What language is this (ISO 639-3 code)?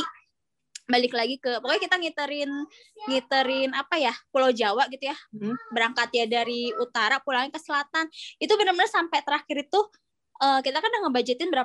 ind